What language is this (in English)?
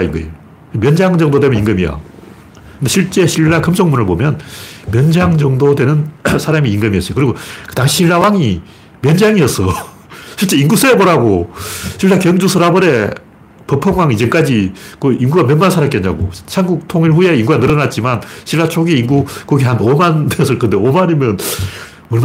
Korean